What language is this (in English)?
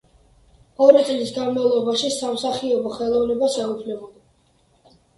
Georgian